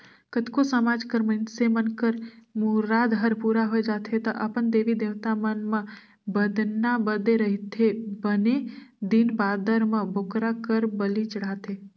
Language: Chhattisgarhi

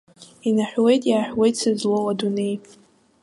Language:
Abkhazian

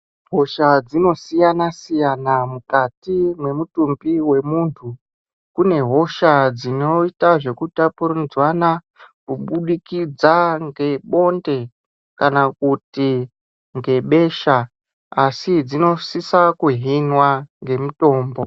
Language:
Ndau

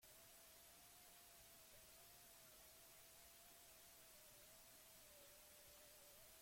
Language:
Basque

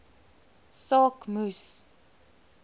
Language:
Afrikaans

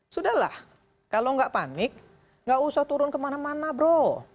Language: Indonesian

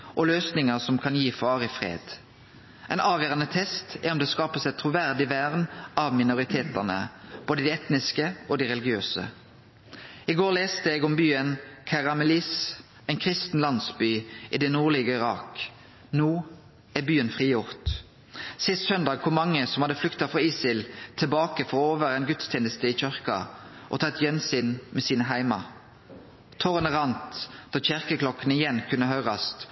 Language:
Norwegian Nynorsk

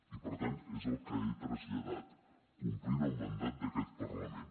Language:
Catalan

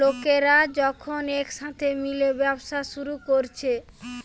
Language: Bangla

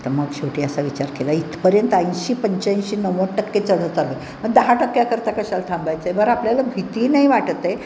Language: Marathi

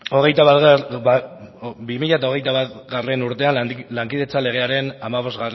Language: Basque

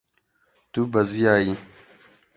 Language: Kurdish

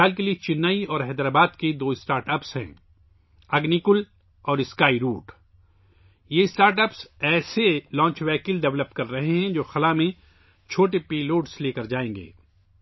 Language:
Urdu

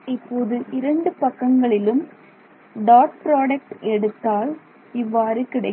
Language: Tamil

